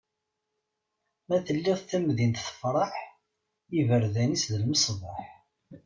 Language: Kabyle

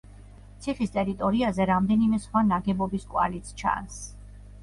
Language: Georgian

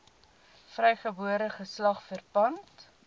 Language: Afrikaans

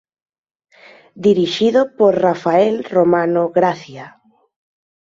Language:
Galician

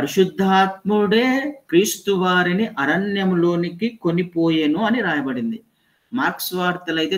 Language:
Telugu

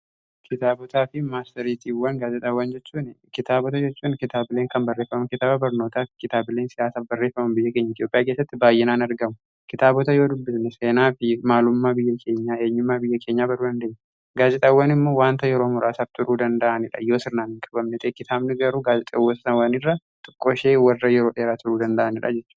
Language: Oromo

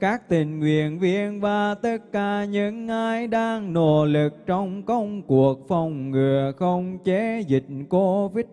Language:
Vietnamese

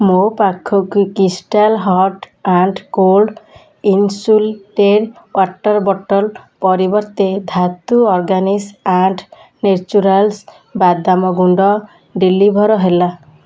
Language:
Odia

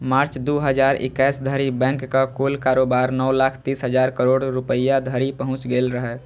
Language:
Maithili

